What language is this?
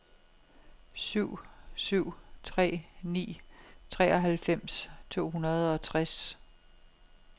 Danish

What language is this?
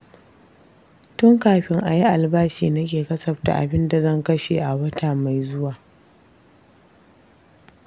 Hausa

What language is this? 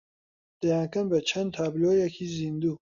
Central Kurdish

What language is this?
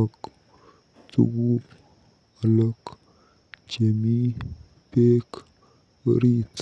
Kalenjin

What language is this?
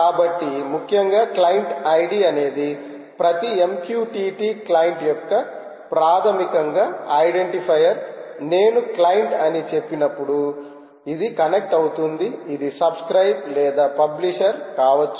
Telugu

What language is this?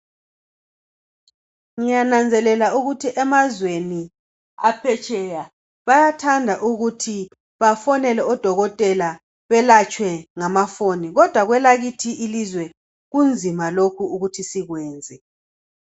North Ndebele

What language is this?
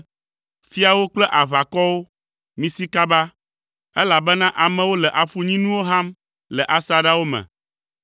Ewe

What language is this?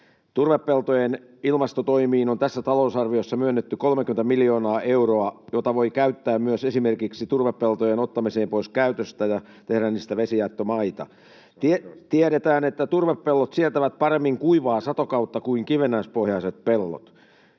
Finnish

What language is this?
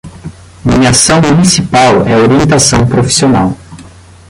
Portuguese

